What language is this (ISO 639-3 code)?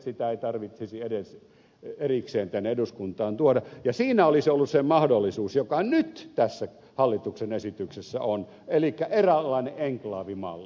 fin